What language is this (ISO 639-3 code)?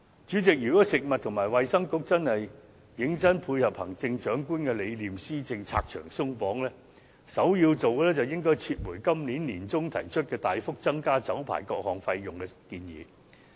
yue